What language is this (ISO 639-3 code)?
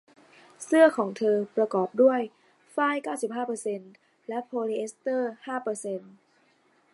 tha